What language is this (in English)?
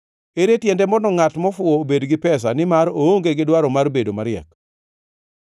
Luo (Kenya and Tanzania)